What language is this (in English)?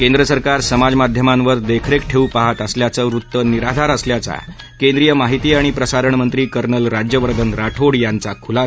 Marathi